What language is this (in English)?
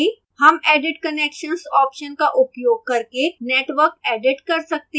Hindi